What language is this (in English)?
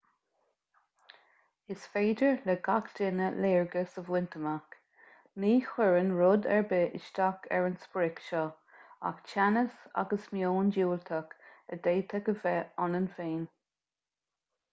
Irish